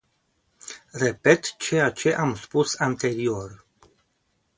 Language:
Romanian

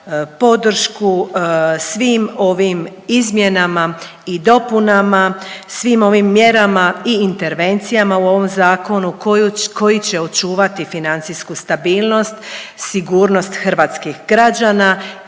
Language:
Croatian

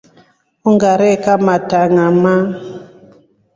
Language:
Rombo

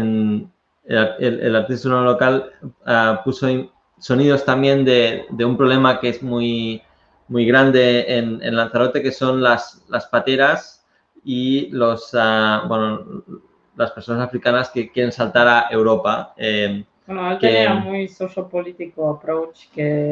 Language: Spanish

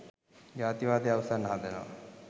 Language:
Sinhala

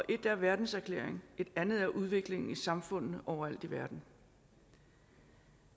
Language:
Danish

